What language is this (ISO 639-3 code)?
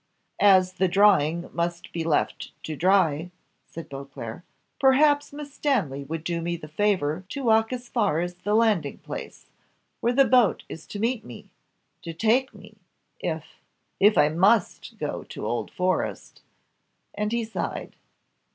eng